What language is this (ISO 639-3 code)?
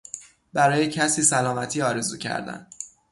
fas